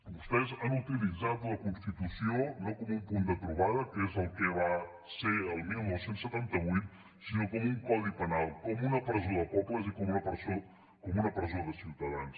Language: Catalan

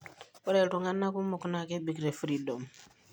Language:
Masai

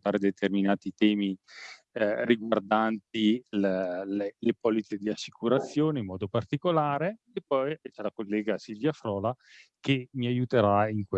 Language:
Italian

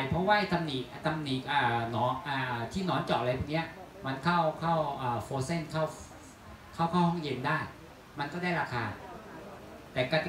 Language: Thai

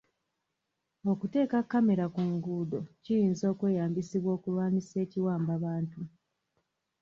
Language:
Ganda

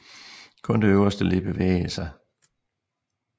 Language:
Danish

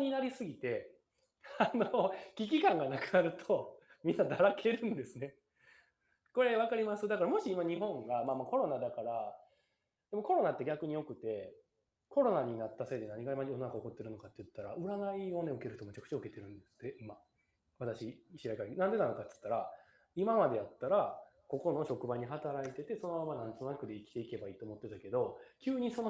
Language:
Japanese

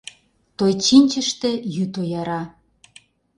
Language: Mari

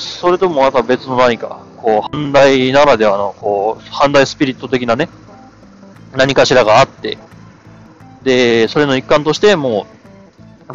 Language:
Japanese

